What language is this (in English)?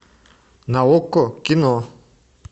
Russian